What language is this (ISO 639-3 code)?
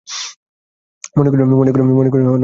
ben